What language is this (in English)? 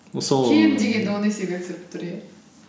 Kazakh